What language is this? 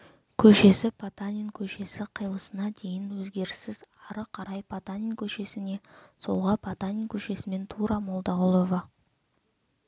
Kazakh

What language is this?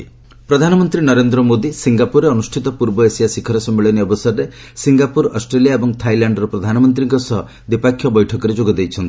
Odia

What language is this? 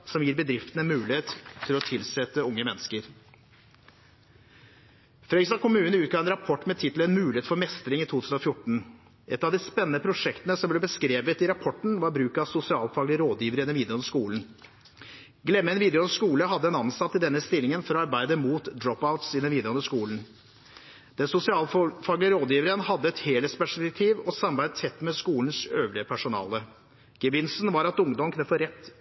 Norwegian Bokmål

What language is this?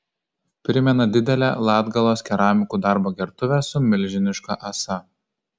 Lithuanian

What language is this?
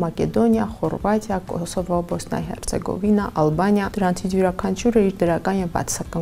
Romanian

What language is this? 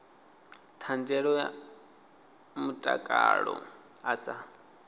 Venda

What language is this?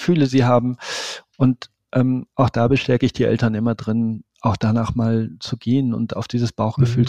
German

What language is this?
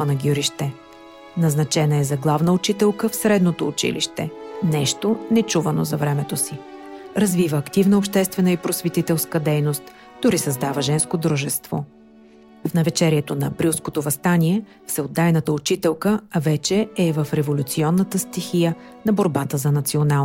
Bulgarian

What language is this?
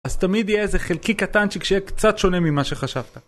Hebrew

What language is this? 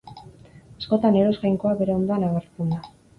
Basque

